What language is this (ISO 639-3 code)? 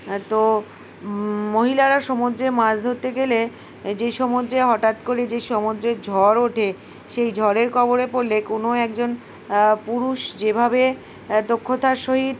ben